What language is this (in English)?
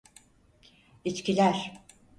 Turkish